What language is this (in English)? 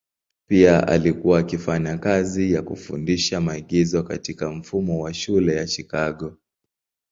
Swahili